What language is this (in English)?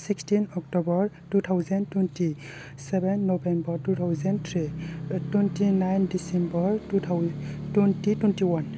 Bodo